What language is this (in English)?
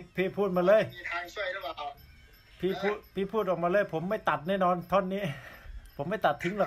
Thai